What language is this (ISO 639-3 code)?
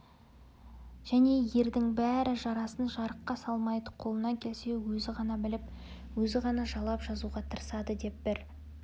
kaz